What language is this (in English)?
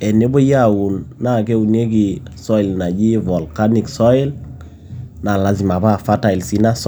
Masai